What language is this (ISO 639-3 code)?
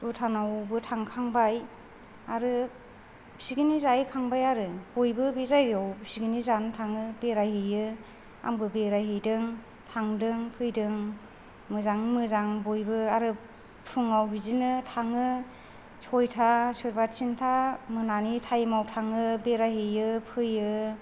brx